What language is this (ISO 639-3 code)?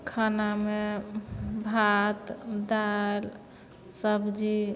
mai